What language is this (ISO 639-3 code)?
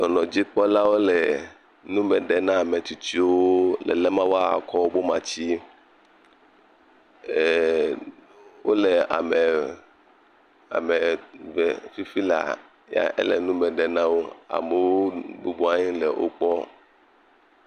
ewe